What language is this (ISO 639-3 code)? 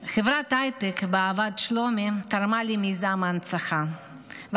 heb